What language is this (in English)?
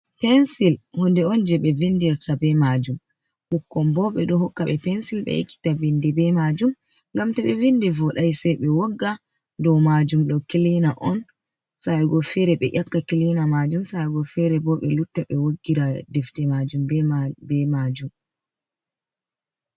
Fula